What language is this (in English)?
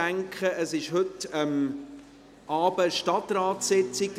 Swiss German